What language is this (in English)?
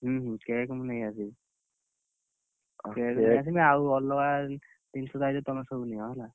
Odia